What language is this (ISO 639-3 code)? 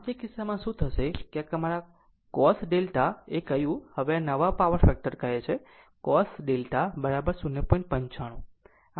guj